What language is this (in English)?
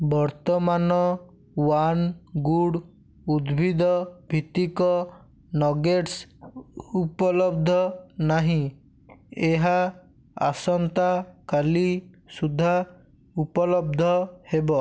Odia